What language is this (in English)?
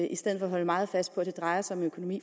Danish